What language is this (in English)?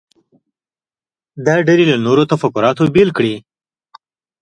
Pashto